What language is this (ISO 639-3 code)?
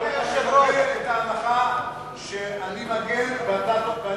heb